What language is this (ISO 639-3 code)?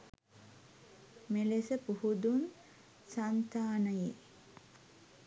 sin